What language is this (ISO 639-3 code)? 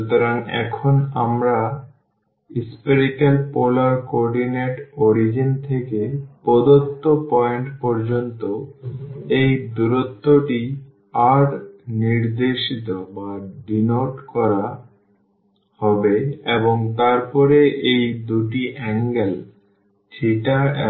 ben